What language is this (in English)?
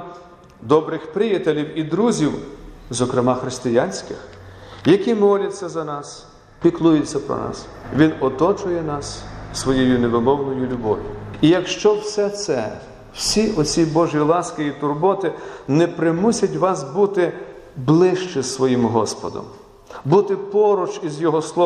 Ukrainian